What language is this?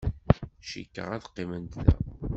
Kabyle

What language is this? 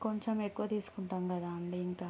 Telugu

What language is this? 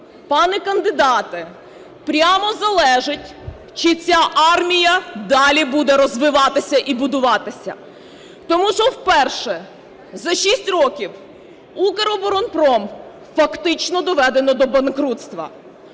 Ukrainian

